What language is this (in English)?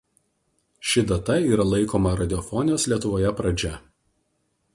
Lithuanian